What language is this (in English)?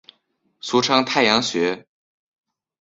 Chinese